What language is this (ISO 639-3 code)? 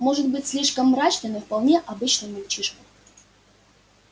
rus